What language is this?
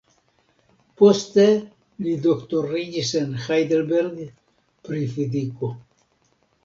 Esperanto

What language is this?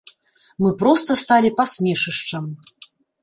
Belarusian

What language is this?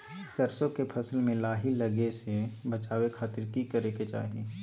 Magahi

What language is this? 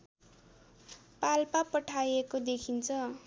Nepali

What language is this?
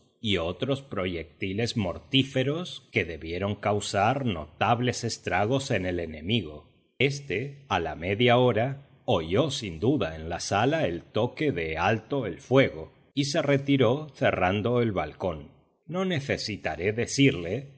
Spanish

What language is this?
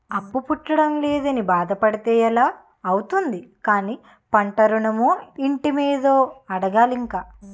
Telugu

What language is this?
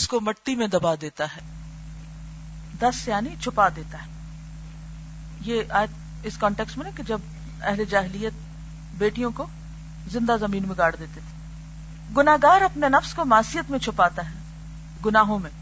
Urdu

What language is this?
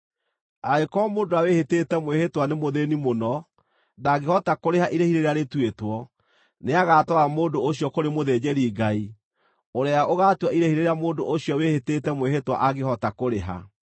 Kikuyu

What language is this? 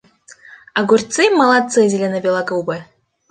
Russian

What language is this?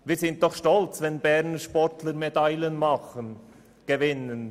Swiss German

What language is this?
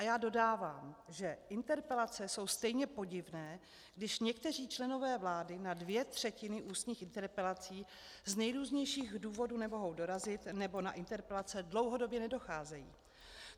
Czech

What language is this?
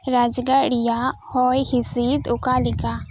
Santali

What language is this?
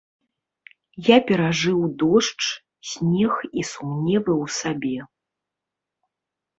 Belarusian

